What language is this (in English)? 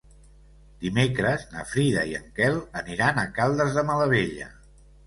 Catalan